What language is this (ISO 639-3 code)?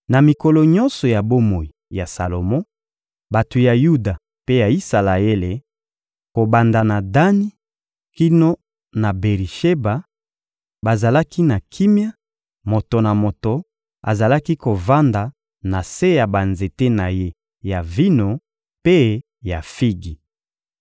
lin